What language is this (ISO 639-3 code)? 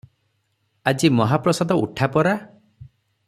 ori